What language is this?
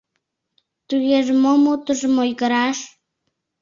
Mari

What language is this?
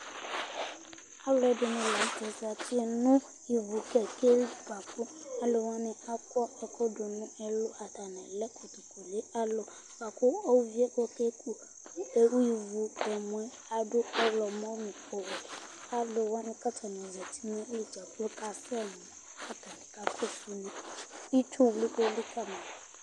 Ikposo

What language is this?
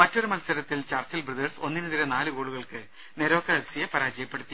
Malayalam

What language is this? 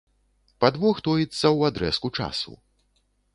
Belarusian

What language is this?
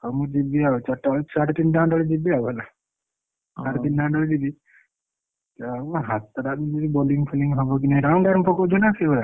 Odia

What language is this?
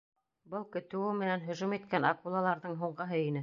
Bashkir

